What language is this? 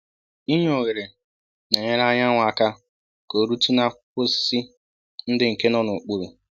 Igbo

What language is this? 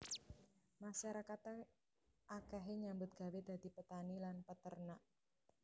Javanese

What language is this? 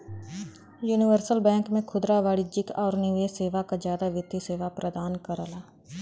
Bhojpuri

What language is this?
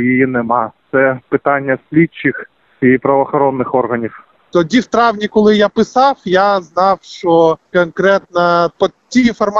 Ukrainian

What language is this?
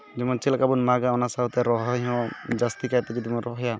Santali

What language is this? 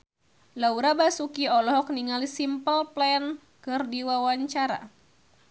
Sundanese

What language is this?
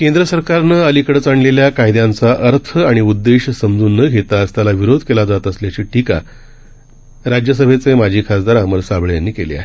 Marathi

